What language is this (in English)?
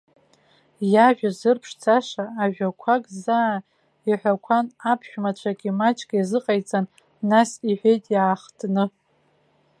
Abkhazian